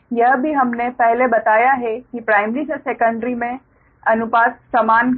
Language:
Hindi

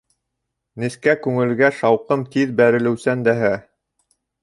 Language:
Bashkir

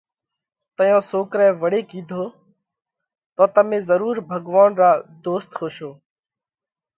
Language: Parkari Koli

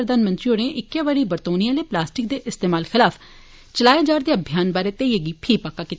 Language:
Dogri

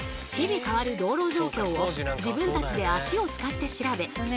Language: Japanese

